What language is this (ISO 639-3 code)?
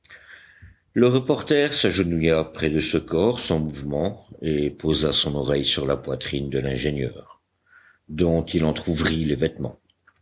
fra